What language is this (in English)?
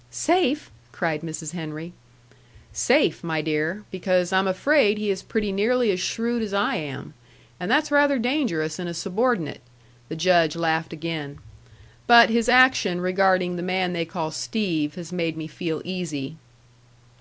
English